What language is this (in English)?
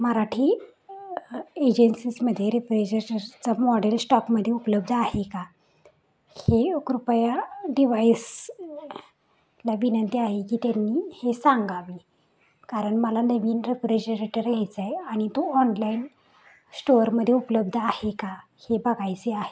Marathi